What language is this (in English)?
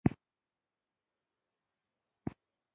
Pashto